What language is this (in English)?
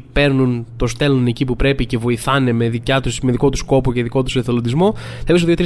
Greek